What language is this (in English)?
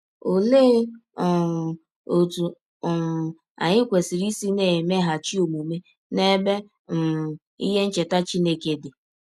Igbo